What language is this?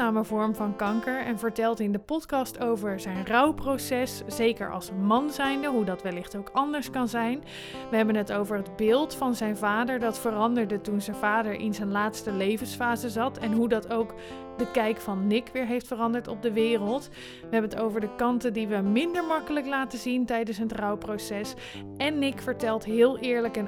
Dutch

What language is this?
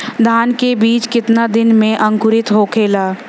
Bhojpuri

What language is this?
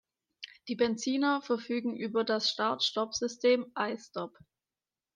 German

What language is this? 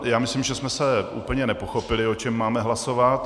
Czech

